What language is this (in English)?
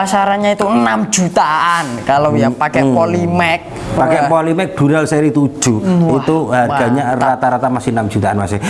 Indonesian